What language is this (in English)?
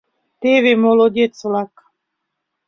Mari